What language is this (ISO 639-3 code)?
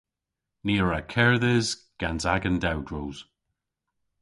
cor